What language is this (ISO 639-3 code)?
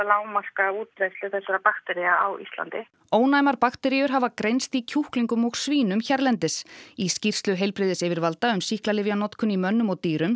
isl